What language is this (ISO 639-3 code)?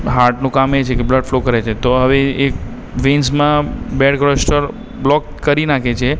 guj